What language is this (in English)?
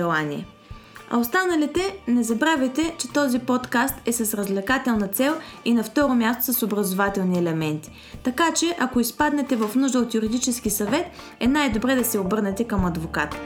Bulgarian